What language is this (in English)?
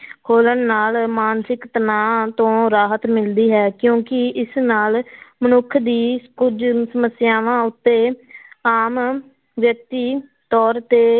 Punjabi